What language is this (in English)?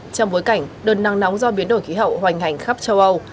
Vietnamese